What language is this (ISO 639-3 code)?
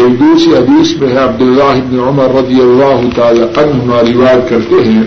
urd